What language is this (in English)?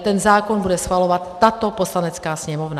Czech